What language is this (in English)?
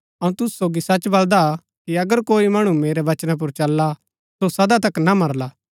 Gaddi